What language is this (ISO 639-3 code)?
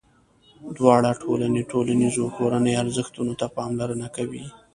pus